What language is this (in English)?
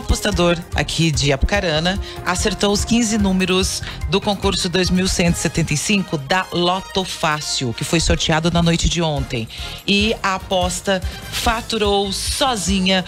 Portuguese